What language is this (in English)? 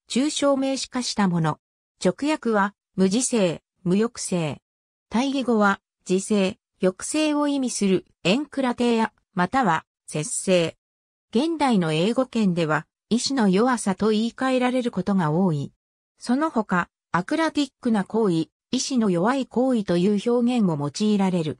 Japanese